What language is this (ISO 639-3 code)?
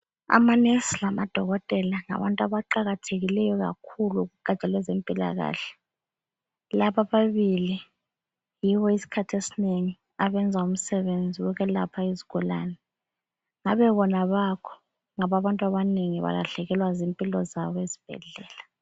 nde